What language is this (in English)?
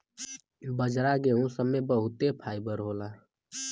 Bhojpuri